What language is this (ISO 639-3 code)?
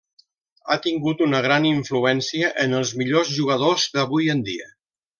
cat